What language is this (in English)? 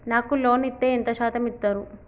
Telugu